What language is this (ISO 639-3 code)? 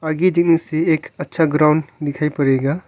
hin